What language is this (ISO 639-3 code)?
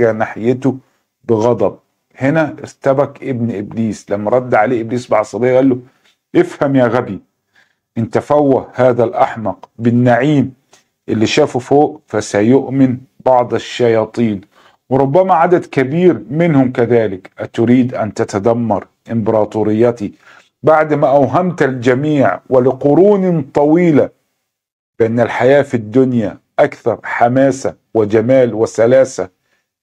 ara